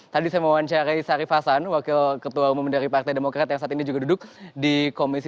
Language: Indonesian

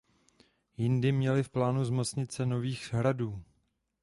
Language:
Czech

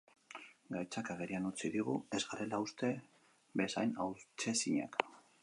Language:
Basque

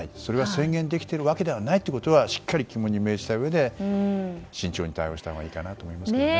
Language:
Japanese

